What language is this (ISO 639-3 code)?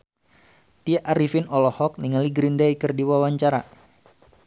sun